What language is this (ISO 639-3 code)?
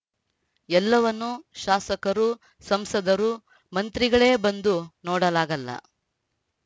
kan